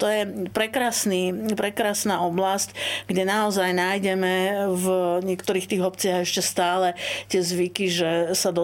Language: Slovak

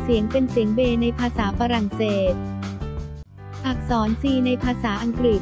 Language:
Thai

